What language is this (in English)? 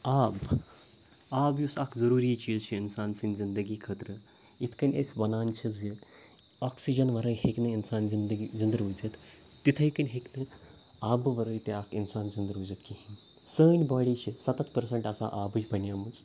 Kashmiri